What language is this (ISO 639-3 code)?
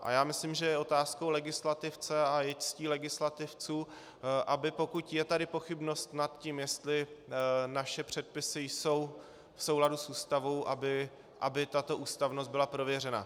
ces